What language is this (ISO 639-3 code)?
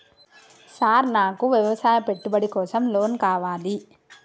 tel